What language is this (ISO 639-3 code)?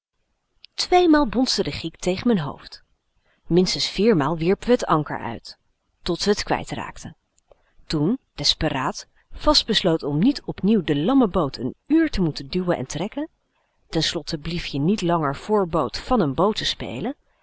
nld